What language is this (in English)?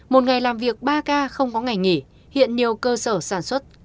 Vietnamese